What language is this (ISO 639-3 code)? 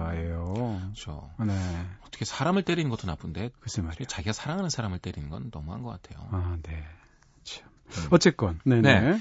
kor